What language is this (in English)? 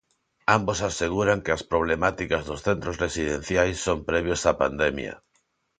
Galician